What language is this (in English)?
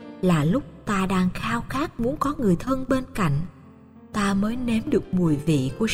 Vietnamese